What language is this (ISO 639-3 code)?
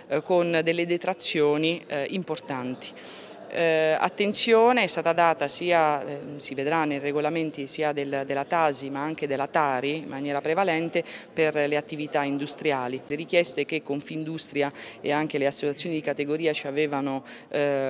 ita